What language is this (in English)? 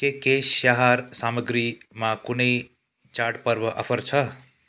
Nepali